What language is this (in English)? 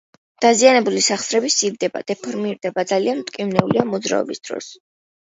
Georgian